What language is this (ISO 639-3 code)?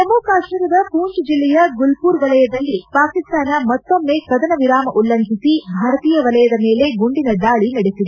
kan